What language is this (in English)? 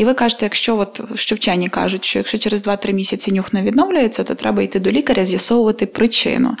Ukrainian